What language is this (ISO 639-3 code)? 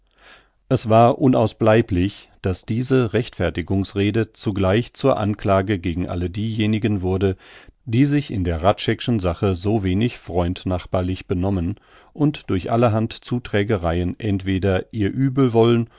deu